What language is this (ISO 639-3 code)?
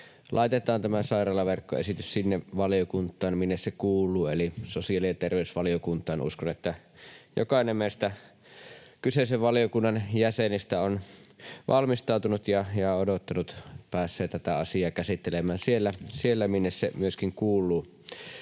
fin